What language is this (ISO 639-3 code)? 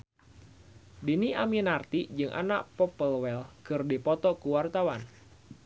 sun